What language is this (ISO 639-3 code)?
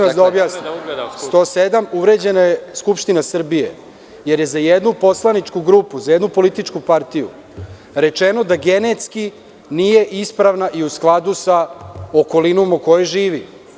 srp